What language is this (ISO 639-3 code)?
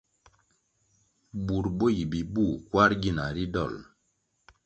nmg